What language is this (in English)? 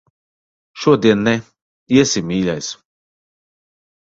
Latvian